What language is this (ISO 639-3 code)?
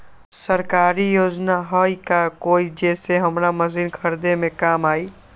mag